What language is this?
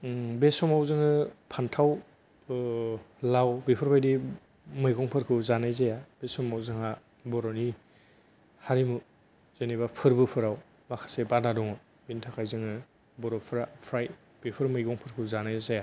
Bodo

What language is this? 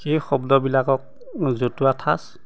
Assamese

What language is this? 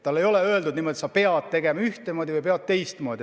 Estonian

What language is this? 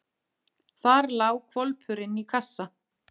Icelandic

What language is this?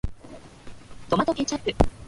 Japanese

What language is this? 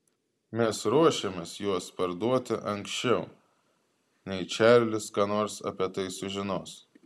Lithuanian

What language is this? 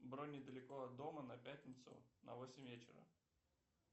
Russian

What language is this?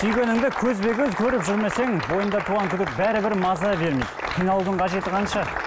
Kazakh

